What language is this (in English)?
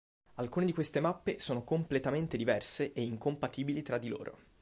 Italian